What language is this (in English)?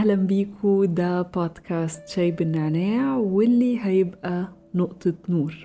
Arabic